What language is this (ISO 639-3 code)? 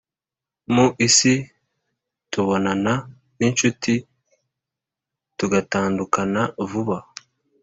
kin